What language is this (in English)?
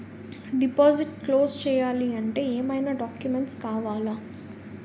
Telugu